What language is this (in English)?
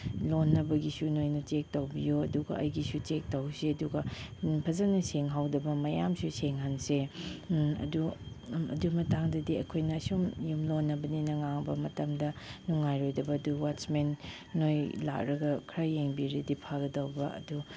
Manipuri